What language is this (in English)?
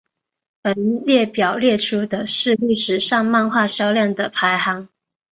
Chinese